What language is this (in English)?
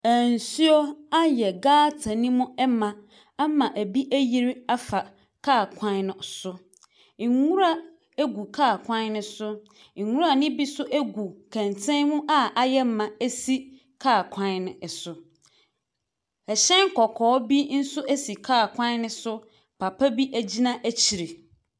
Akan